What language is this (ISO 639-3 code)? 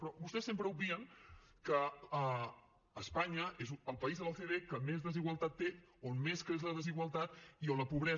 cat